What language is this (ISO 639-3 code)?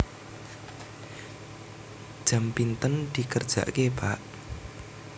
jav